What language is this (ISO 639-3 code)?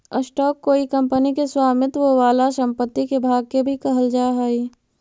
mag